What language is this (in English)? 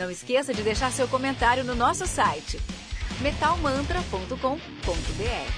Portuguese